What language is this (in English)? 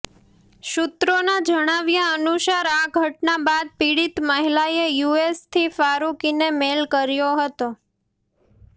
Gujarati